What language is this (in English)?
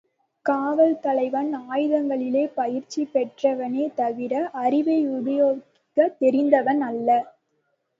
Tamil